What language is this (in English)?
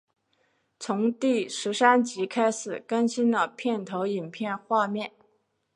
Chinese